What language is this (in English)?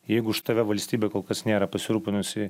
Lithuanian